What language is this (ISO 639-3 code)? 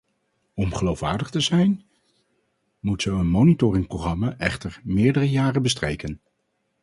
nld